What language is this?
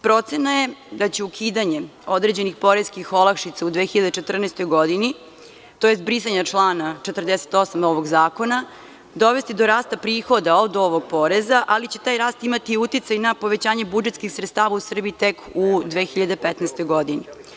Serbian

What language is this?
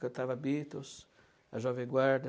Portuguese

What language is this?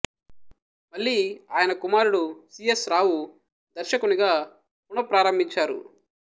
Telugu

